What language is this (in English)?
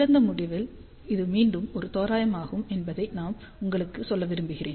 Tamil